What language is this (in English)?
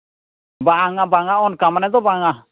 Santali